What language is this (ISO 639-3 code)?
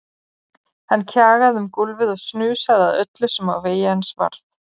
isl